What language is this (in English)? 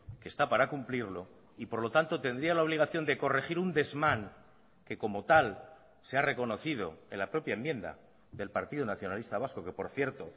Spanish